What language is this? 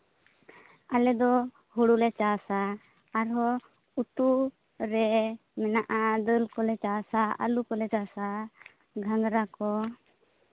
Santali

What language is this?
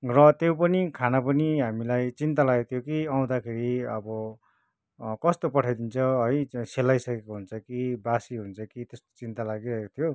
Nepali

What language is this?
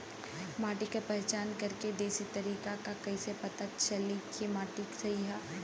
Bhojpuri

